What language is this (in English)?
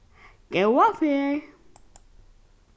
Faroese